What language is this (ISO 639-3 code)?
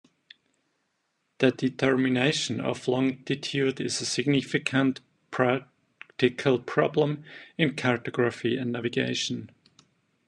eng